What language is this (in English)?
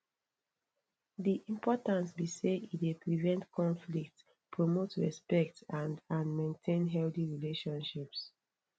Nigerian Pidgin